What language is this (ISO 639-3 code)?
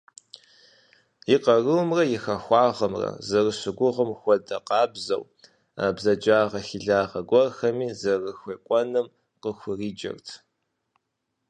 kbd